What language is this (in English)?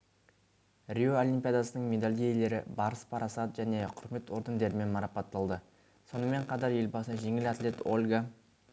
Kazakh